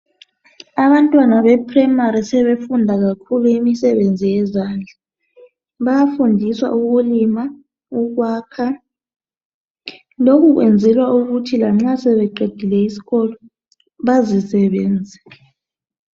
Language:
North Ndebele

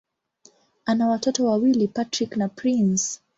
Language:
Swahili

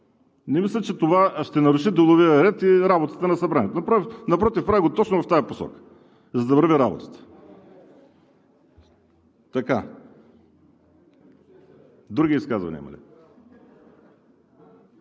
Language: Bulgarian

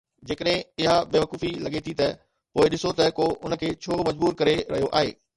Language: Sindhi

